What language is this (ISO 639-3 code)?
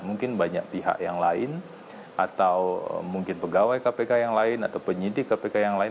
ind